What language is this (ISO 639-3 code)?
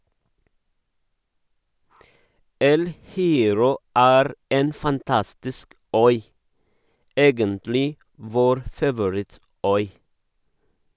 nor